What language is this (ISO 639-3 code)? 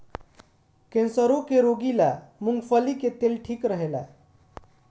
bho